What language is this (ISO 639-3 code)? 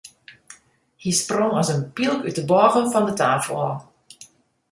fry